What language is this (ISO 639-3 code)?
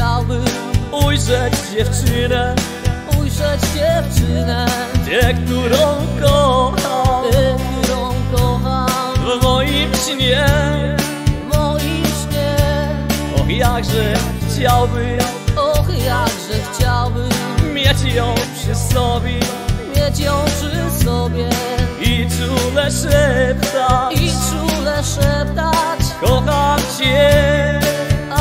pol